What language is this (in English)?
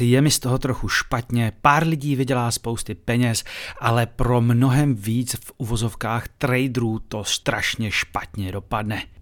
Czech